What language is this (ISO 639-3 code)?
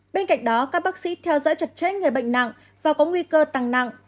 vie